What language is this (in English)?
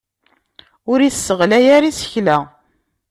Kabyle